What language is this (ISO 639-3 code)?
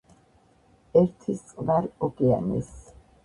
kat